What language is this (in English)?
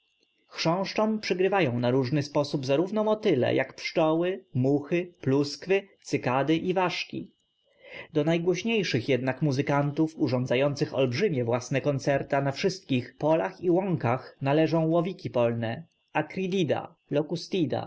Polish